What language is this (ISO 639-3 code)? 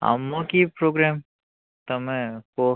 ori